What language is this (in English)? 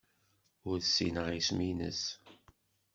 Kabyle